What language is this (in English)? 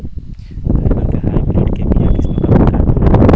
Bhojpuri